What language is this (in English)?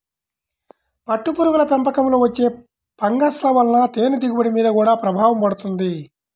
Telugu